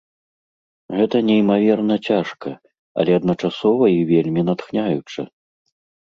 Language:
Belarusian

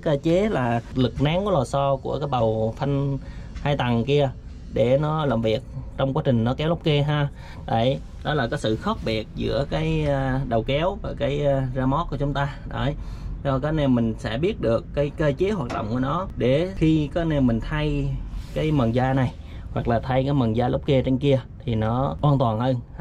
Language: Vietnamese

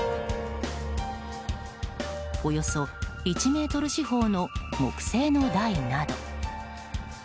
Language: Japanese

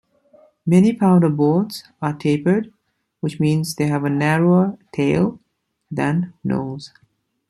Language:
English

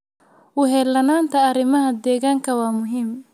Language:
Somali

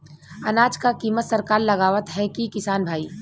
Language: Bhojpuri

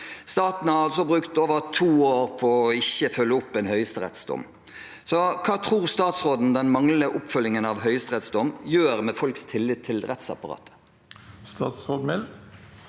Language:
Norwegian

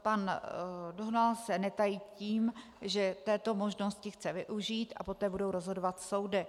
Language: Czech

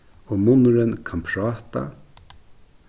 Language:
Faroese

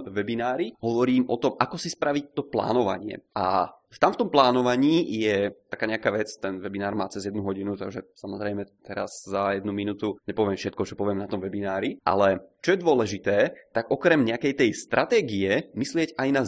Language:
Czech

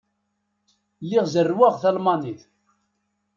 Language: Kabyle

